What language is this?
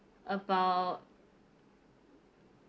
English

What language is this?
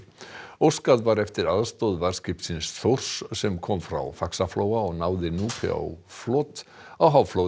Icelandic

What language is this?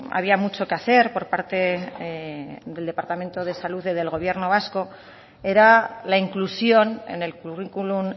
Spanish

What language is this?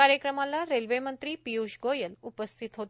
Marathi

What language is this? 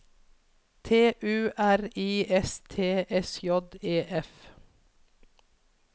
Norwegian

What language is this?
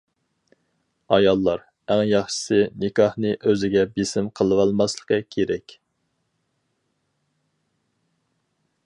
Uyghur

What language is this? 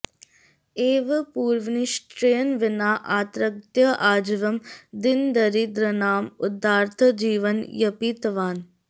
Sanskrit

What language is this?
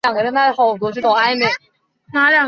Chinese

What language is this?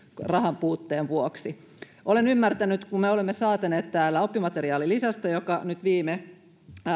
Finnish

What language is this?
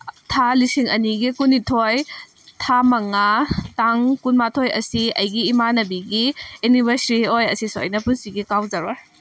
Manipuri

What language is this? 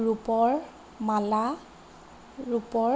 Assamese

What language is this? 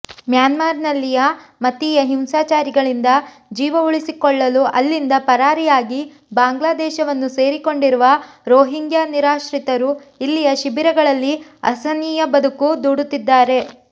Kannada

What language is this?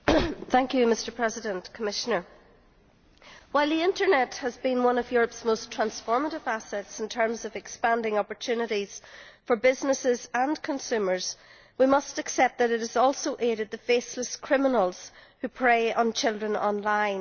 English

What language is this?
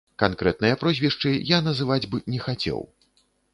Belarusian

